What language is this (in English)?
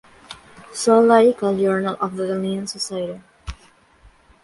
Spanish